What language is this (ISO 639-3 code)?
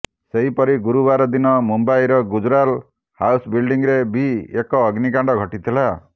ori